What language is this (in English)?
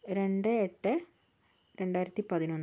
Malayalam